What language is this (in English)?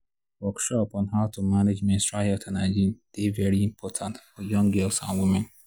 Nigerian Pidgin